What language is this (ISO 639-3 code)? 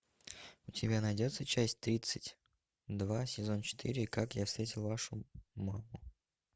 rus